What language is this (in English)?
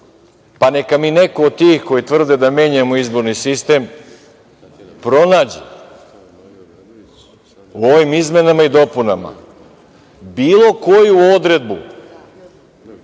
Serbian